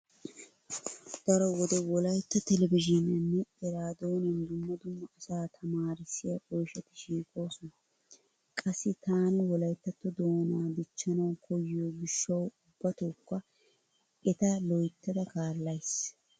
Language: Wolaytta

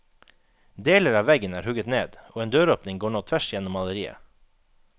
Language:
Norwegian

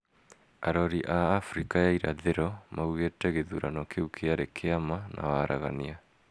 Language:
Kikuyu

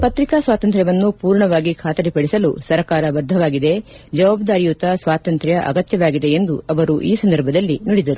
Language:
Kannada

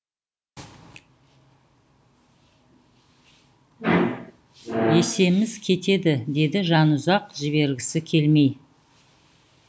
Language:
Kazakh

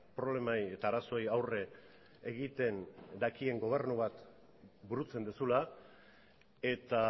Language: Basque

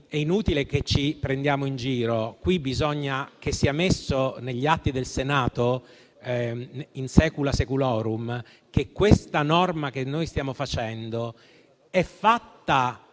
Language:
Italian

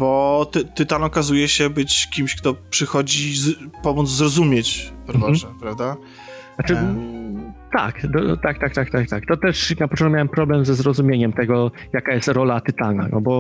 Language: Polish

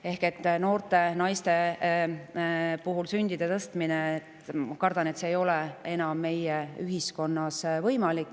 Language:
Estonian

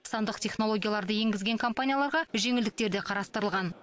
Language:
Kazakh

